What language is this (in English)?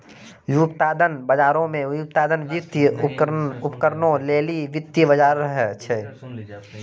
Maithili